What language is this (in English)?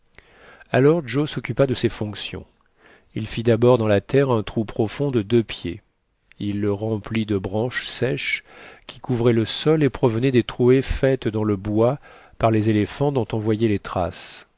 French